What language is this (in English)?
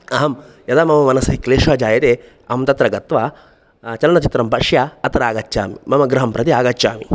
Sanskrit